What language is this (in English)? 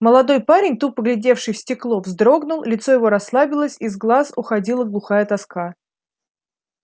Russian